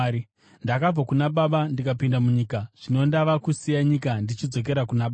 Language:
Shona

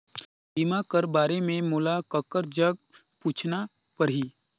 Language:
Chhattisgarhi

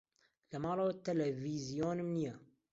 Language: Central Kurdish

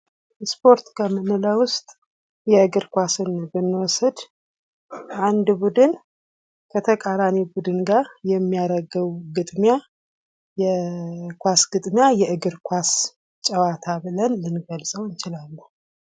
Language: Amharic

